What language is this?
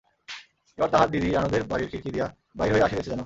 Bangla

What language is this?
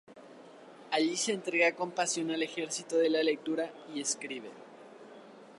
Spanish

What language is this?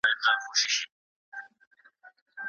Pashto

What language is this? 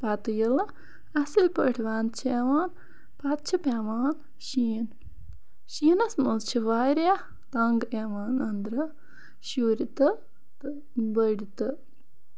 Kashmiri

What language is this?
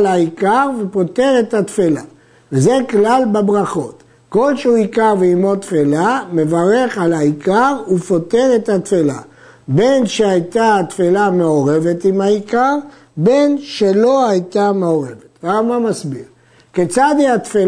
Hebrew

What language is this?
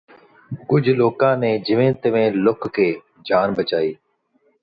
Punjabi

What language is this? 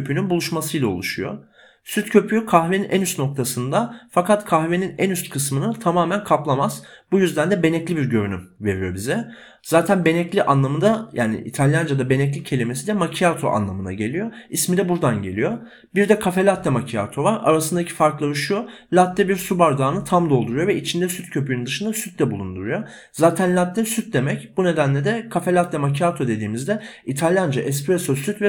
Turkish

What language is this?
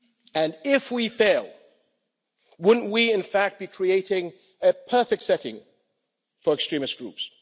English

